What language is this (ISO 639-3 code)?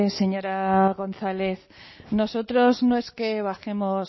spa